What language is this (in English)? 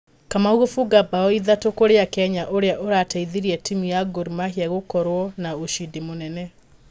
Kikuyu